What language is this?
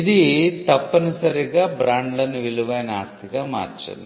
Telugu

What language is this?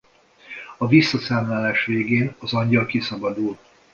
Hungarian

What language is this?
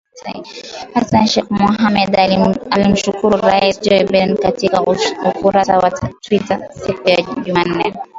Swahili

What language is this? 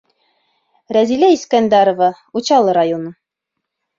Bashkir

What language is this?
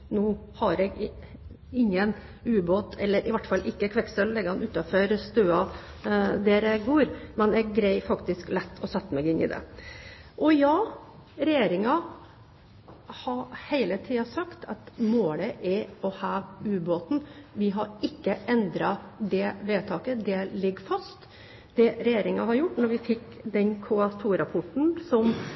Norwegian Bokmål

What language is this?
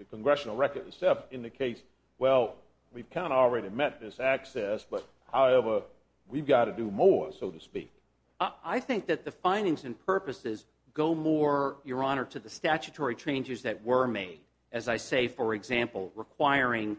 English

